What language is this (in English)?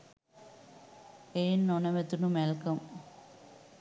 Sinhala